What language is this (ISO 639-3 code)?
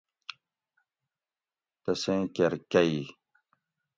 gwc